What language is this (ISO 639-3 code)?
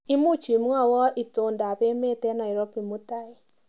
kln